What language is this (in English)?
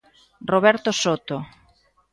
Galician